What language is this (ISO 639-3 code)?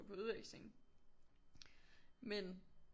dan